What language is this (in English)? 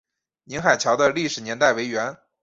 Chinese